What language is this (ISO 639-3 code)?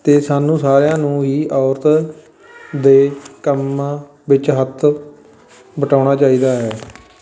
pan